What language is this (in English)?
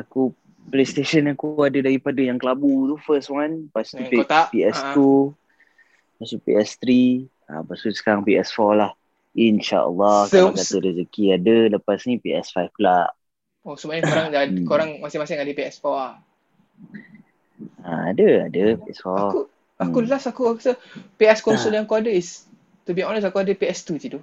Malay